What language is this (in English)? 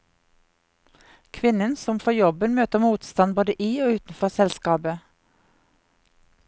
Norwegian